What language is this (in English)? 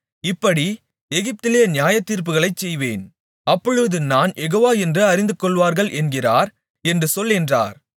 Tamil